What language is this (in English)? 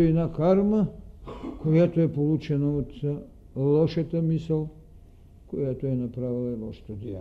Bulgarian